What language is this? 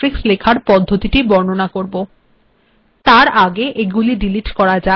Bangla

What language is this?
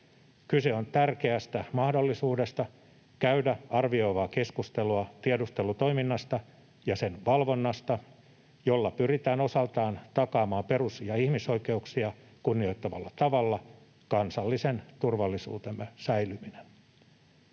Finnish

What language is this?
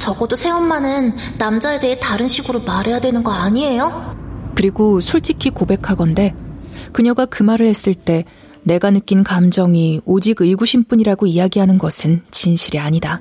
Korean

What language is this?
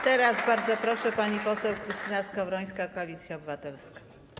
Polish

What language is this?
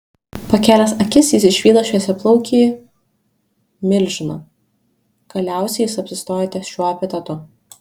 Lithuanian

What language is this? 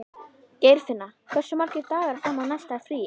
Icelandic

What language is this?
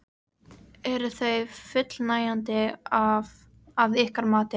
Icelandic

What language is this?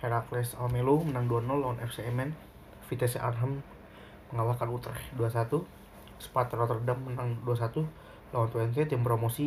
Indonesian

